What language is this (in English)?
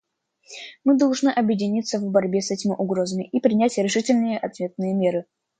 Russian